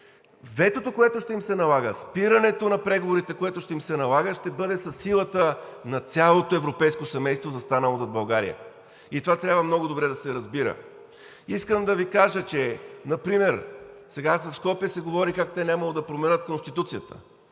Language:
Bulgarian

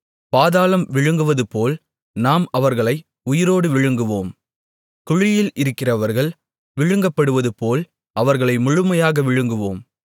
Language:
Tamil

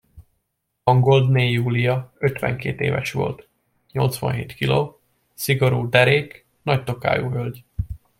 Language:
Hungarian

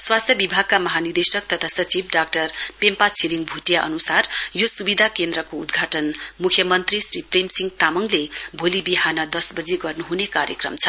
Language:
Nepali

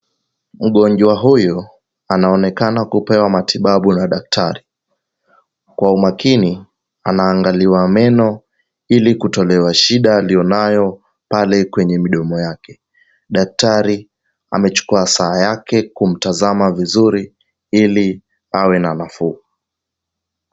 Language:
Swahili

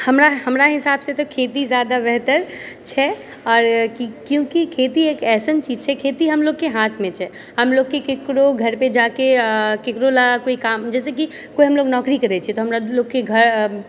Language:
Maithili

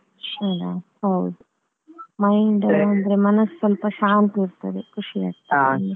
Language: Kannada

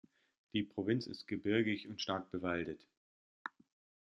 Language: German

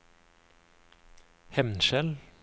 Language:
Norwegian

